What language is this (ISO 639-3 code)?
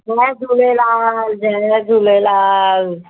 snd